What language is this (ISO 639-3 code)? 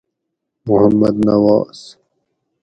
gwc